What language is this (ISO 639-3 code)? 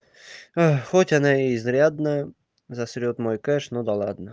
rus